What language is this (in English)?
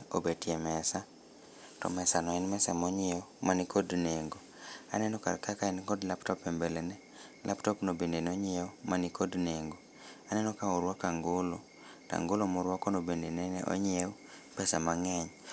Luo (Kenya and Tanzania)